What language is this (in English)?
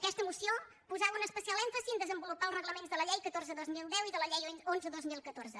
Catalan